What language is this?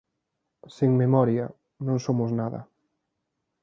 Galician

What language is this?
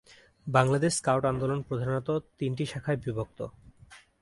Bangla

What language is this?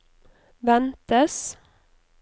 Norwegian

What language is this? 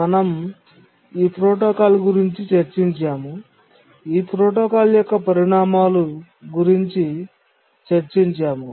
Telugu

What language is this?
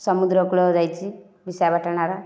Odia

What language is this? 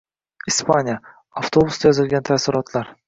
Uzbek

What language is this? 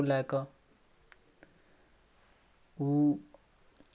Maithili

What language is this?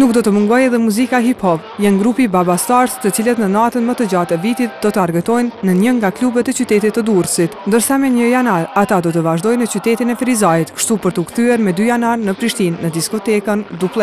Romanian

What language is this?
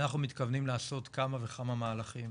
Hebrew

